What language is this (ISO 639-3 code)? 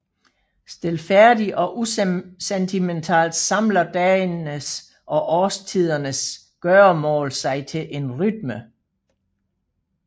dan